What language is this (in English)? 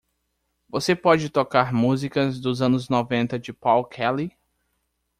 Portuguese